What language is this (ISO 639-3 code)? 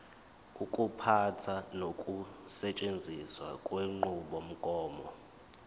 zul